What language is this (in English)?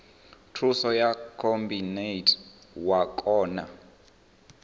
Venda